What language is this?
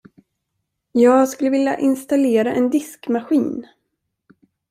Swedish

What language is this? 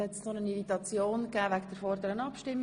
Swiss German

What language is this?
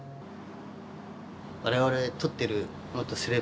Japanese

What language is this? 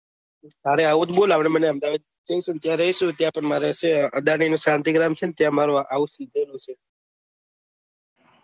Gujarati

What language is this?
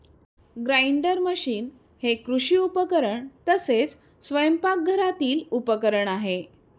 Marathi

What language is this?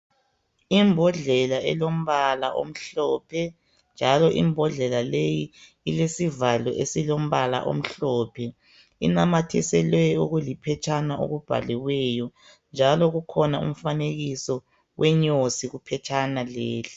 North Ndebele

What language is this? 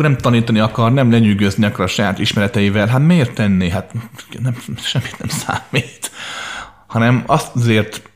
Hungarian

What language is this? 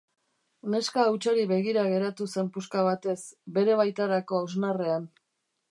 Basque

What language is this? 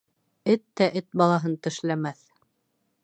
Bashkir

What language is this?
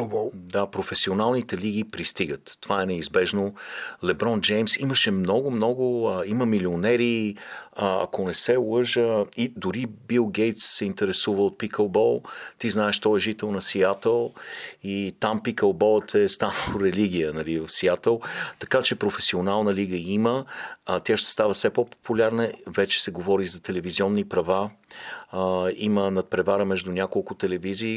Bulgarian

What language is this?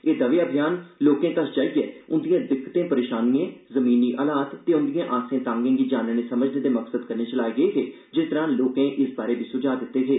Dogri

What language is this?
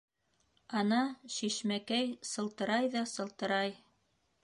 Bashkir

